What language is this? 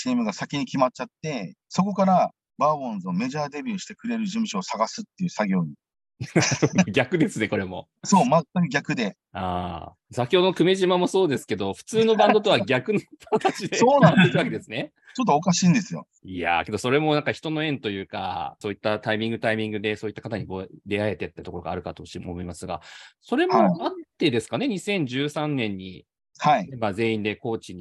Japanese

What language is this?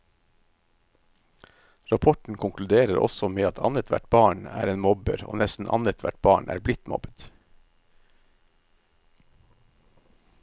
Norwegian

